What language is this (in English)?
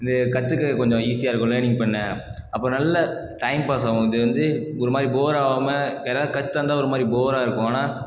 Tamil